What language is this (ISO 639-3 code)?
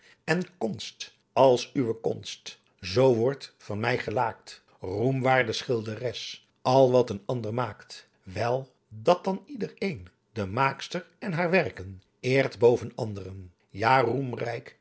nld